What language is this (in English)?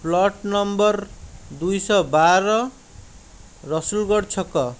Odia